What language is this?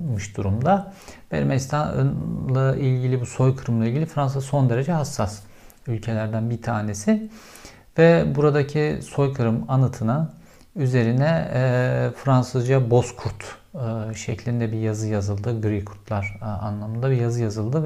Turkish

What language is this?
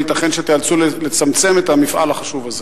Hebrew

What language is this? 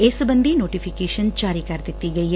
Punjabi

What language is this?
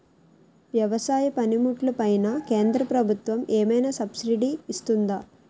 Telugu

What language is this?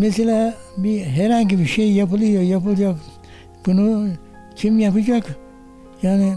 Turkish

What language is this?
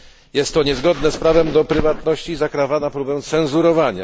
Polish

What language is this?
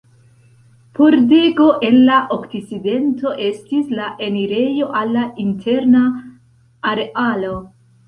Esperanto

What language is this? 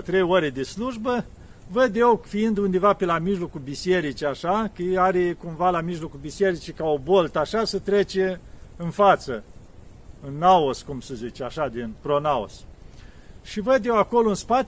Romanian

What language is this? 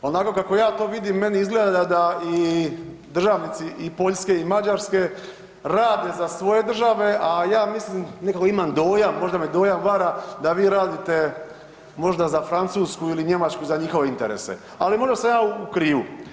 Croatian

